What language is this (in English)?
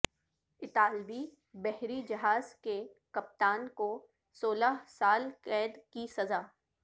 Urdu